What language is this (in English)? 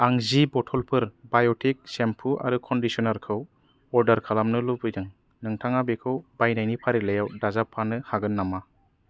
Bodo